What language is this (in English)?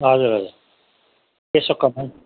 Nepali